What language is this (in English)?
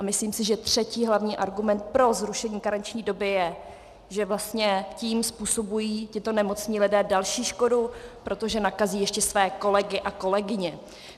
Czech